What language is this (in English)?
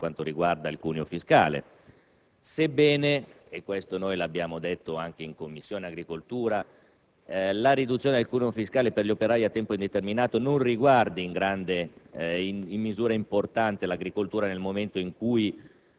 Italian